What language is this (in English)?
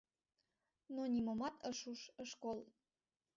Mari